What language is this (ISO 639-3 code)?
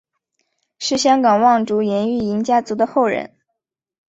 zho